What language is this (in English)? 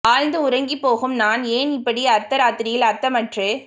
Tamil